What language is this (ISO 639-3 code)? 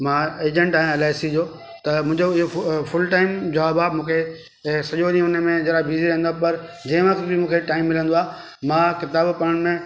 snd